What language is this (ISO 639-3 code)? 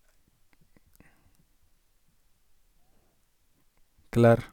nor